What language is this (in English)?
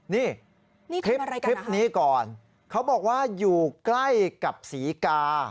Thai